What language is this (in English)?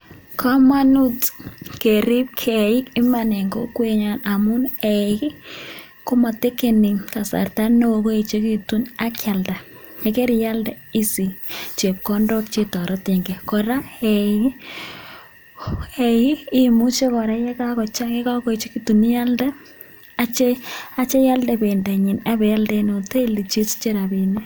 Kalenjin